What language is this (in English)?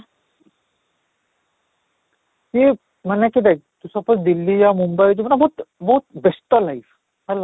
Odia